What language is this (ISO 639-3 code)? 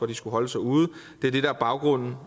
dan